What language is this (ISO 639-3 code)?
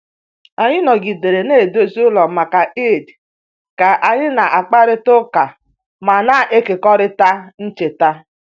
ibo